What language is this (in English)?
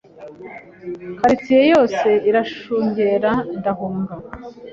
Kinyarwanda